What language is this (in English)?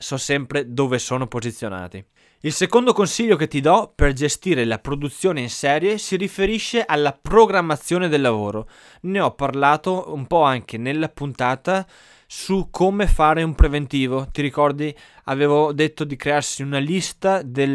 Italian